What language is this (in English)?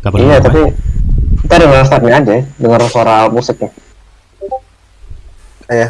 Indonesian